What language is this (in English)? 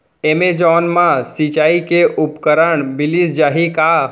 Chhattisgarhi